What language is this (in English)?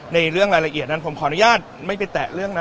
Thai